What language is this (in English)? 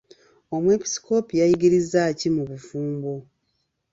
Ganda